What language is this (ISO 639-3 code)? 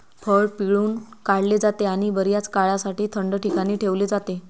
mar